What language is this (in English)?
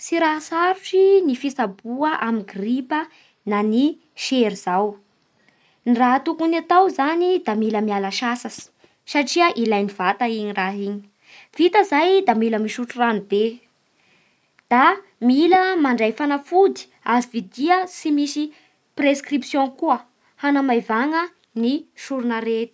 Bara Malagasy